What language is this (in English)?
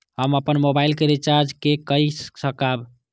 Maithili